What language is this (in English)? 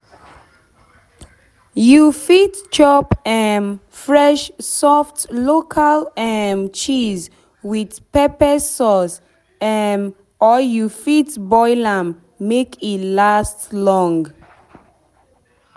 Nigerian Pidgin